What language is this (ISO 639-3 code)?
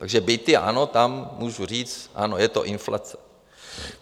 ces